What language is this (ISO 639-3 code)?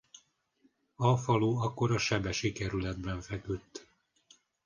hun